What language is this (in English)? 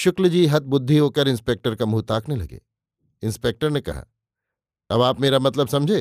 Hindi